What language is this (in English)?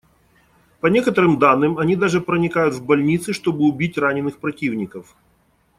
Russian